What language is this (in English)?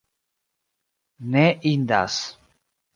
Esperanto